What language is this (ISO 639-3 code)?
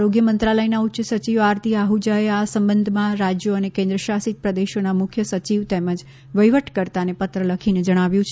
guj